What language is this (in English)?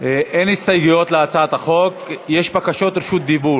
Hebrew